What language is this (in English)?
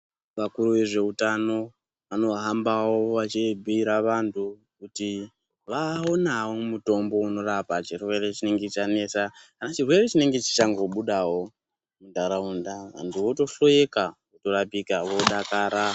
Ndau